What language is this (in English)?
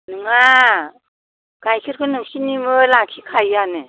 Bodo